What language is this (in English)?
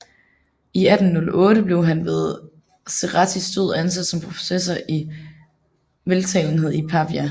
Danish